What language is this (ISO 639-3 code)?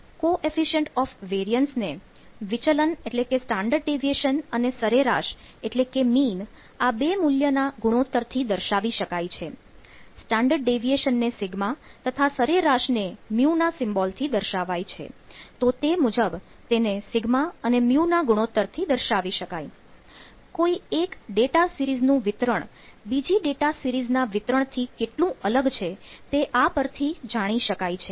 guj